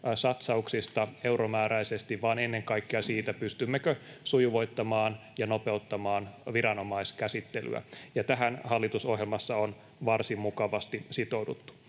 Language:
Finnish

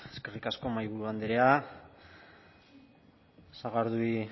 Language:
Basque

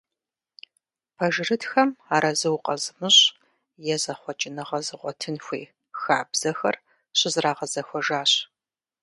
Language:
Kabardian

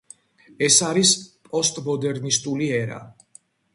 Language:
Georgian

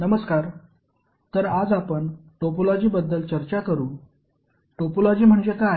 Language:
Marathi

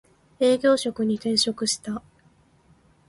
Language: Japanese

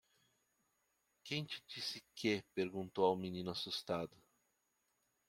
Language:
Portuguese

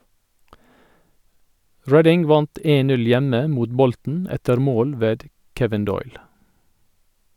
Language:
Norwegian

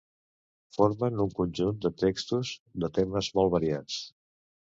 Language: Catalan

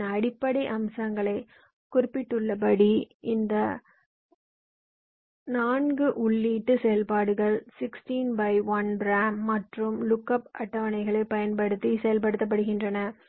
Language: Tamil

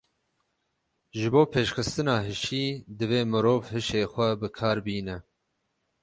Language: Kurdish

